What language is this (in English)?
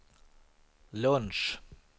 Swedish